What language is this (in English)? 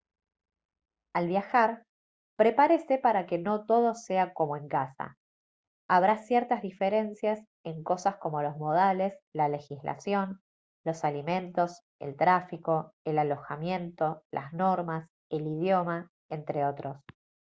Spanish